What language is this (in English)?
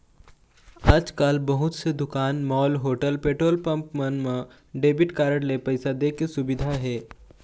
Chhattisgarhi